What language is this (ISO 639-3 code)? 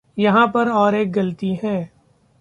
hin